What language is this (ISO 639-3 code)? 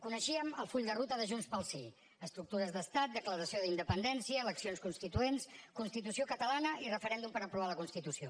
cat